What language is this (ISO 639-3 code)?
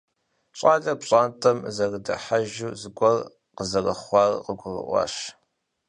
kbd